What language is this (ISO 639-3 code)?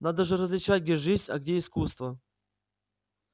rus